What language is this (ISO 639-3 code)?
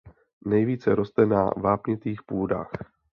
ces